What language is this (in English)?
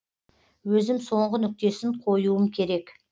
Kazakh